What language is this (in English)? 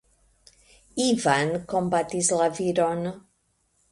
Esperanto